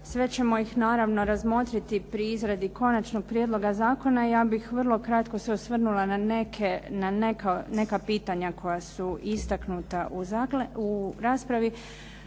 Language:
Croatian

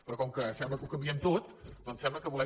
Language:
Catalan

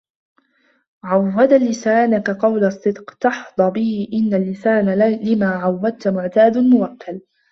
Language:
Arabic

